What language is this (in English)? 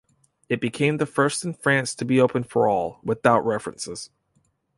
English